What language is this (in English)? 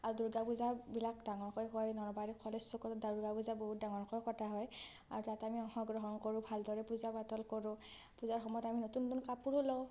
Assamese